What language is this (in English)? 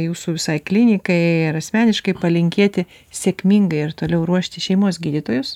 Lithuanian